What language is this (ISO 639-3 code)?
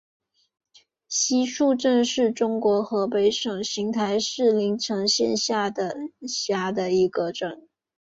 zho